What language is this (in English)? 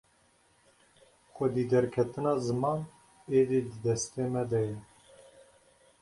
Kurdish